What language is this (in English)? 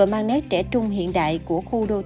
Vietnamese